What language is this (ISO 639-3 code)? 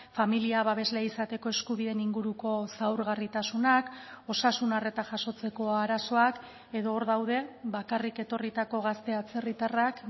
eus